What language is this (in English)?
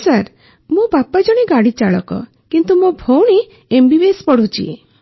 Odia